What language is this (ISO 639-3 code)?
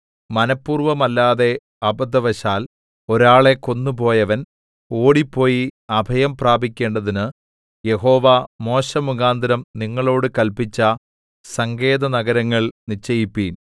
mal